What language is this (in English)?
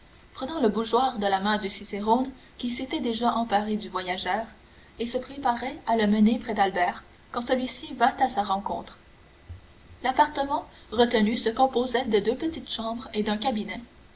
French